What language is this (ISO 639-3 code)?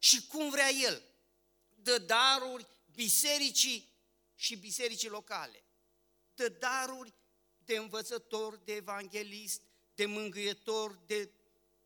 ron